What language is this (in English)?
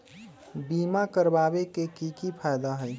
Magahi